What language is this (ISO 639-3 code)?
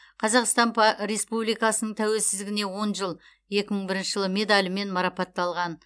kaz